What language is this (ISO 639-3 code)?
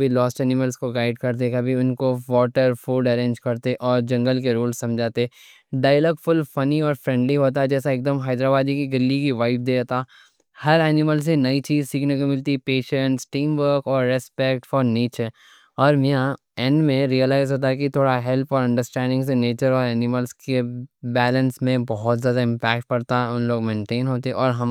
dcc